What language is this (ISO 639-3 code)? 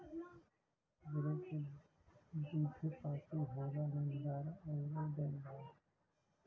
bho